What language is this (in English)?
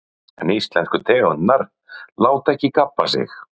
Icelandic